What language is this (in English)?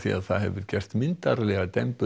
Icelandic